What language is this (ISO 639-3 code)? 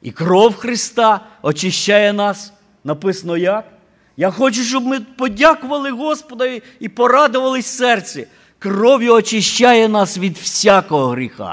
ukr